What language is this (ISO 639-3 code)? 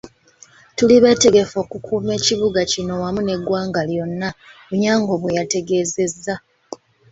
lug